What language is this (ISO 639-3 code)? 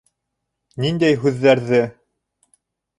bak